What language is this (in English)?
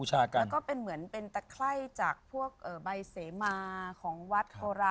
Thai